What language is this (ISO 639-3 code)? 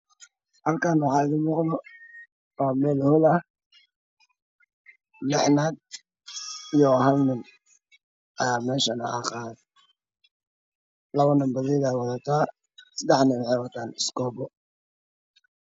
som